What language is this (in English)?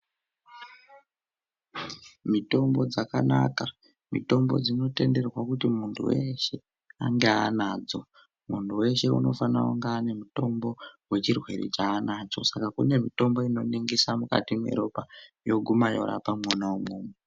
Ndau